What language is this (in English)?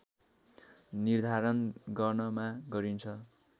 Nepali